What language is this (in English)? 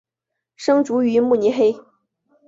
Chinese